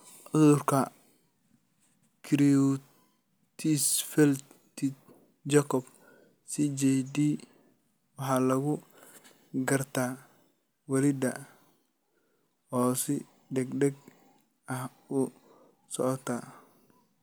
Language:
Somali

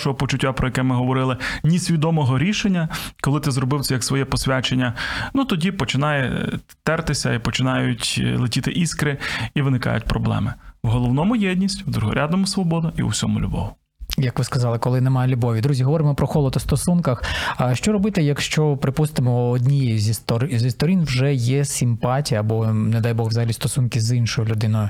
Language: Ukrainian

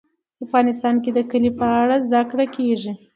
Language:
Pashto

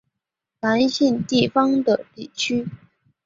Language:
Chinese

